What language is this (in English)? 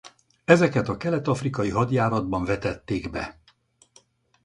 Hungarian